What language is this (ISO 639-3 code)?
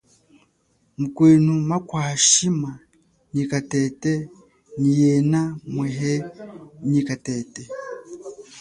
cjk